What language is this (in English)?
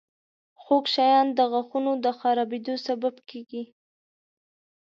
Pashto